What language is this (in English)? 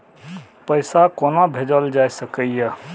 Maithili